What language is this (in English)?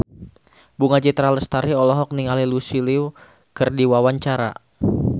Sundanese